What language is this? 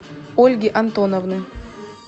Russian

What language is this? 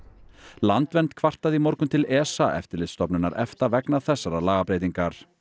Icelandic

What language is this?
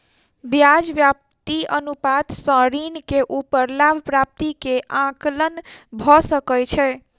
Maithili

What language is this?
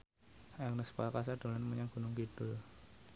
Javanese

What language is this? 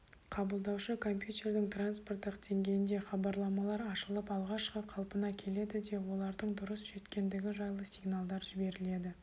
Kazakh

